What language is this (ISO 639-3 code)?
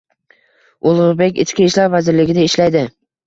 uzb